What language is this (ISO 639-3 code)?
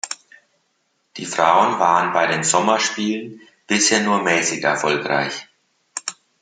deu